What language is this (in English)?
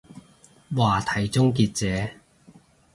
Cantonese